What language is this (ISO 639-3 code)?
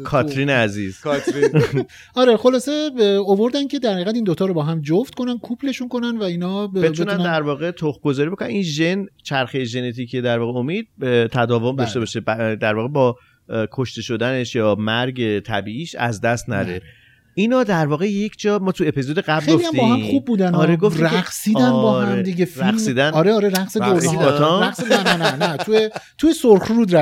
fas